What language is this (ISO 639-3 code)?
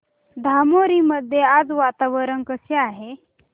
mar